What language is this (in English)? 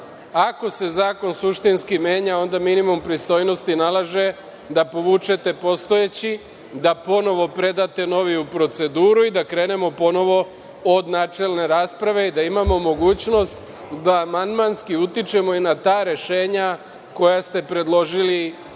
Serbian